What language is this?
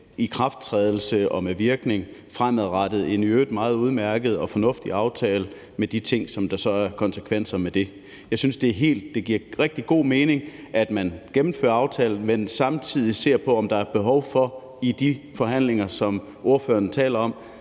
Danish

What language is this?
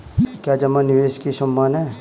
Hindi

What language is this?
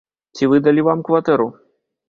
Belarusian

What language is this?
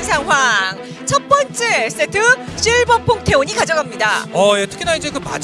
Korean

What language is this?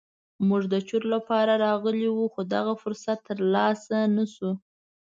Pashto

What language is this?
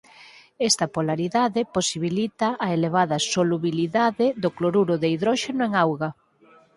Galician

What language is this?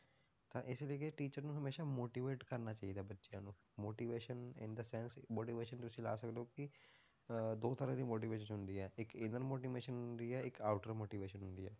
Punjabi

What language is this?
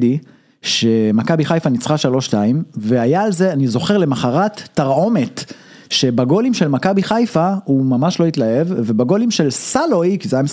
Hebrew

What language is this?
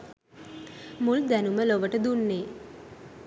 Sinhala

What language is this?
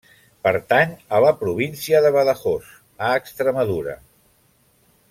Catalan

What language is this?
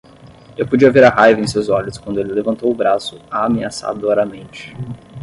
Portuguese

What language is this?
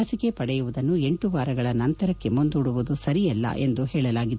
Kannada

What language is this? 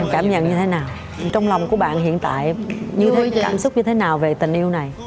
Vietnamese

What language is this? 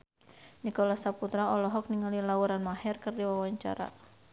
Sundanese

